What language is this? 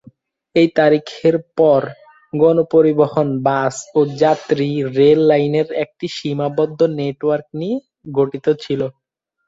Bangla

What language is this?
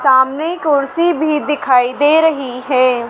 Hindi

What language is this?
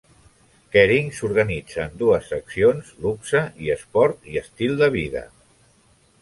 Catalan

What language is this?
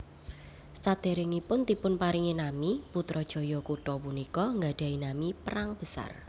Javanese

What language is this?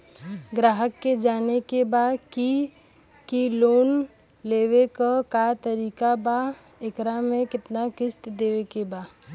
Bhojpuri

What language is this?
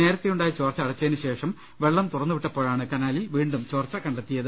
Malayalam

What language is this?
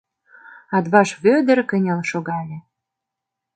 Mari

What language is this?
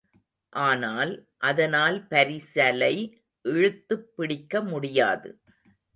Tamil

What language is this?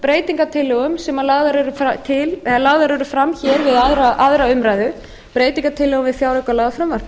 Icelandic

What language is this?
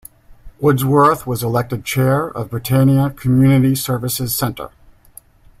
English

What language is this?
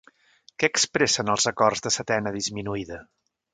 Catalan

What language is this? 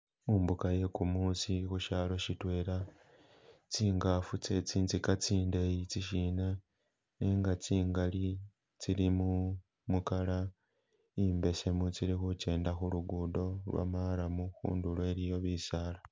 Masaaba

